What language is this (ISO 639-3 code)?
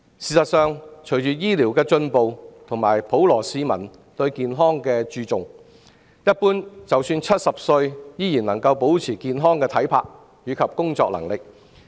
yue